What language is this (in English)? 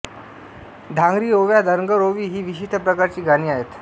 Marathi